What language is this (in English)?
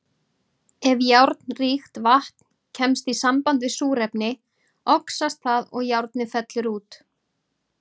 Icelandic